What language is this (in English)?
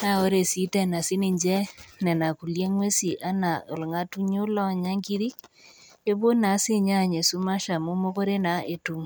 Masai